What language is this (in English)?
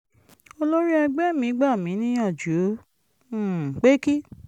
Yoruba